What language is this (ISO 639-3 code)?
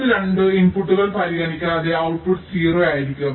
mal